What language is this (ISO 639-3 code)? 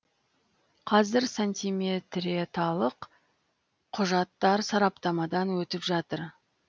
kaz